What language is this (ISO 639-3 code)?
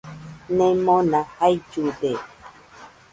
hux